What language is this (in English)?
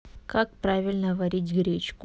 Russian